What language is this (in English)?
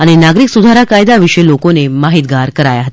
Gujarati